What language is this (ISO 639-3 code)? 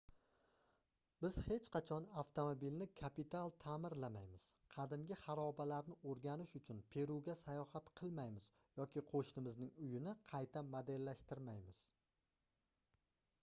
uzb